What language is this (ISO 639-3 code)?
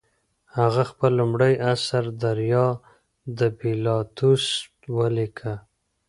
pus